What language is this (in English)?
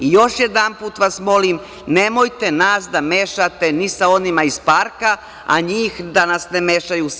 Serbian